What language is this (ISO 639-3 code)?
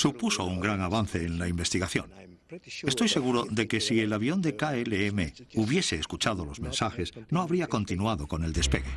spa